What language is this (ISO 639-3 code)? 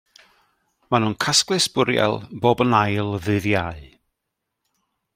cym